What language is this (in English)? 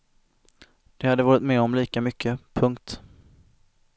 Swedish